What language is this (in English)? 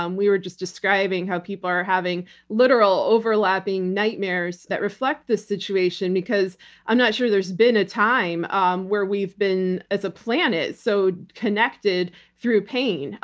English